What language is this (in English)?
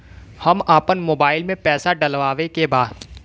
Bhojpuri